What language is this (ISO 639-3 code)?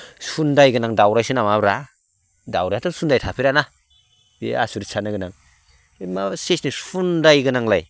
brx